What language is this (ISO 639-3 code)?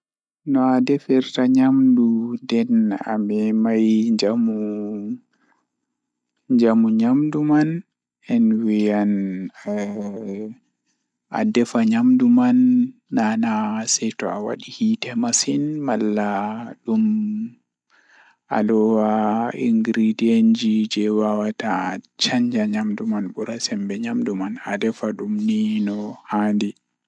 ful